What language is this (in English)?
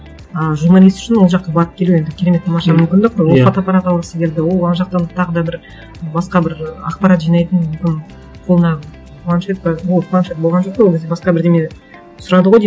Kazakh